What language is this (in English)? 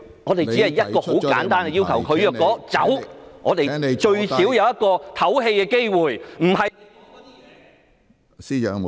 Cantonese